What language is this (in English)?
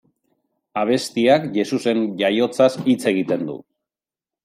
Basque